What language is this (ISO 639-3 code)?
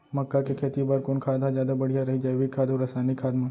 hne